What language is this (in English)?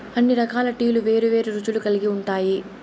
Telugu